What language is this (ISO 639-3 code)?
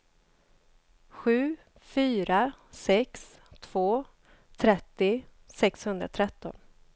swe